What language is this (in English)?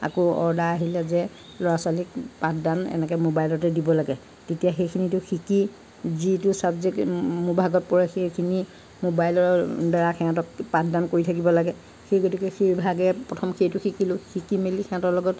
Assamese